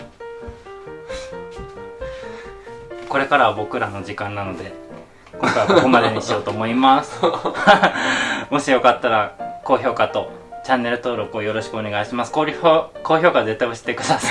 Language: Japanese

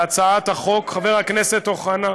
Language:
Hebrew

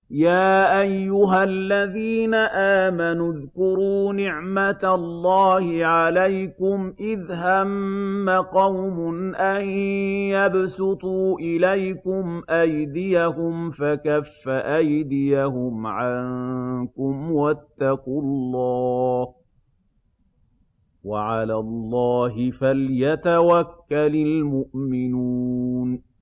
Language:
Arabic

